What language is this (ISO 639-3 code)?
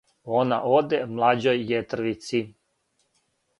srp